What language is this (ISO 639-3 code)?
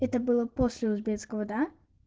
rus